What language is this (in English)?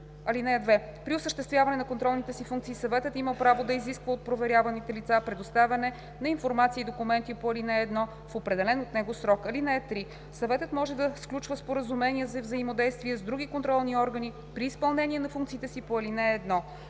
Bulgarian